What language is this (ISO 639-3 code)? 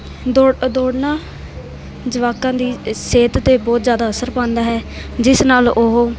pan